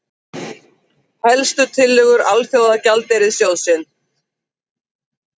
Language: Icelandic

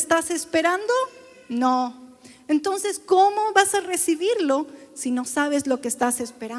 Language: Spanish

